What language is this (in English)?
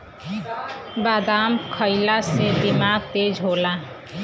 Bhojpuri